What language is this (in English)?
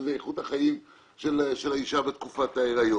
Hebrew